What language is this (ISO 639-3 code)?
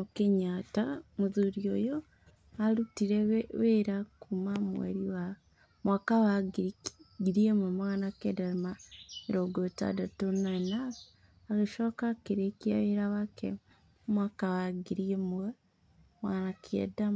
kik